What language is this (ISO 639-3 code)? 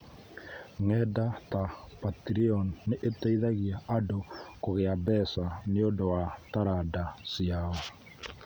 kik